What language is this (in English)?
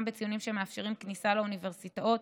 Hebrew